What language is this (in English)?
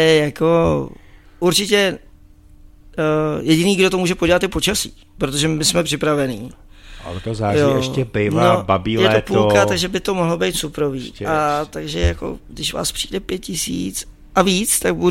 Czech